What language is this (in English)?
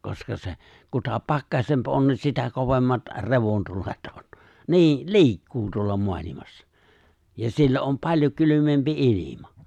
Finnish